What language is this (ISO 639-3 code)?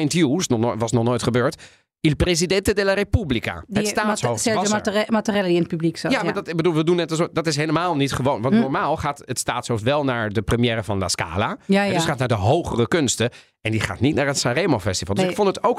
nld